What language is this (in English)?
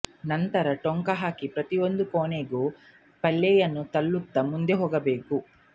Kannada